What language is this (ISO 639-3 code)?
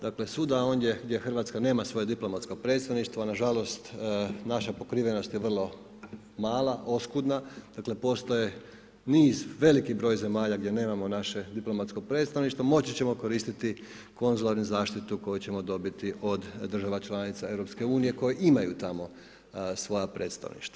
hrv